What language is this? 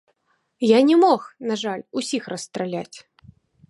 Belarusian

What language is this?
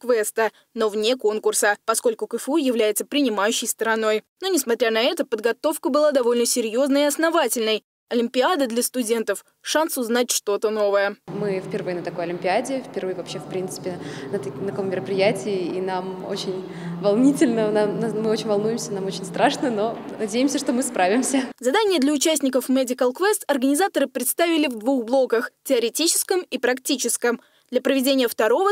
Russian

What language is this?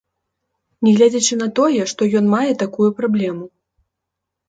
Belarusian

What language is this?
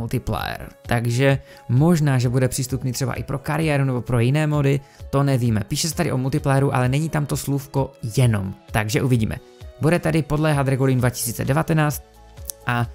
Czech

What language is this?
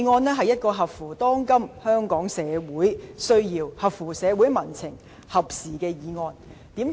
Cantonese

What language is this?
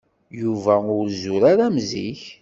Kabyle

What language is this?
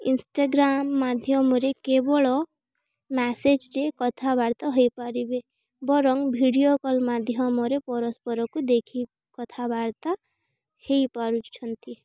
Odia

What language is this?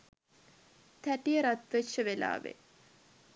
Sinhala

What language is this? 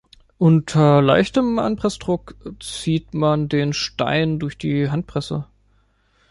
German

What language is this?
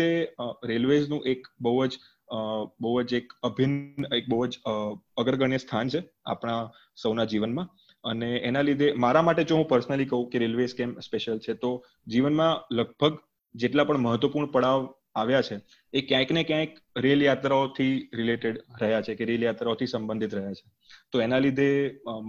Gujarati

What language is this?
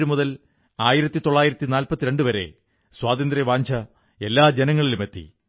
Malayalam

